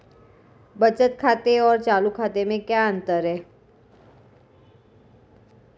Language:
Hindi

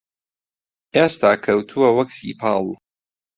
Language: Central Kurdish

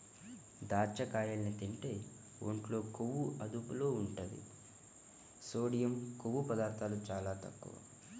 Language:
Telugu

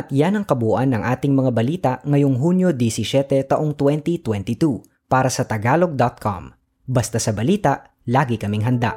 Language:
Filipino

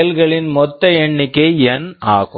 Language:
Tamil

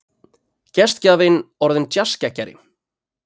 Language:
Icelandic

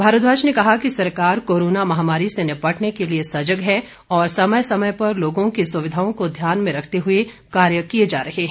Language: Hindi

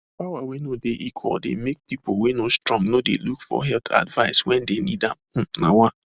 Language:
Nigerian Pidgin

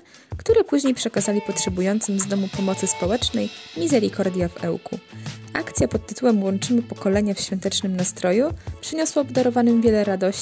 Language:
Polish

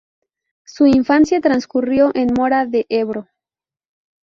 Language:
Spanish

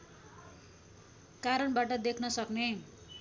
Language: Nepali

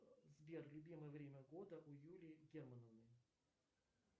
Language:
Russian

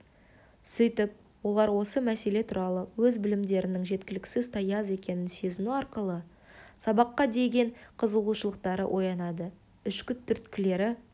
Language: Kazakh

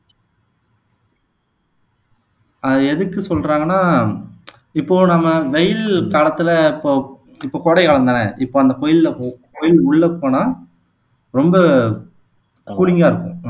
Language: Tamil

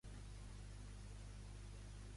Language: Catalan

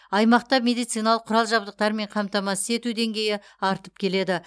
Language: Kazakh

